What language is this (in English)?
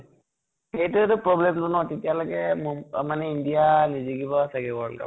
Assamese